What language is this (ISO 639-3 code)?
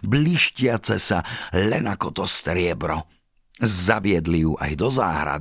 slk